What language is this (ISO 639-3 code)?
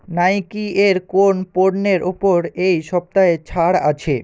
ben